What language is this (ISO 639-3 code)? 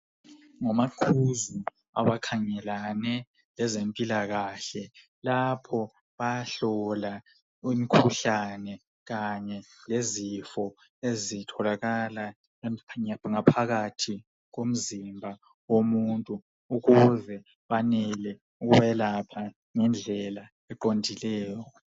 nde